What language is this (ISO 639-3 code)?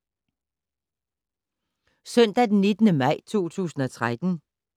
dan